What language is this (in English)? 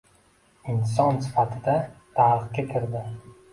Uzbek